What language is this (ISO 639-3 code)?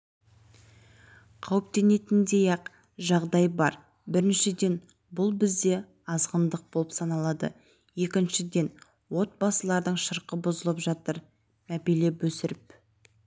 kaz